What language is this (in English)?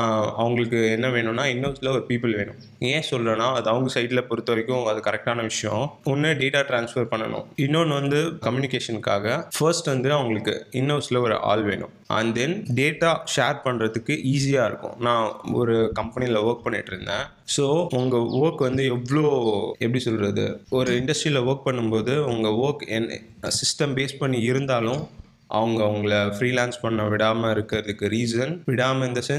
Tamil